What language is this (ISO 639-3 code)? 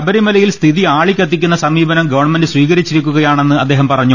mal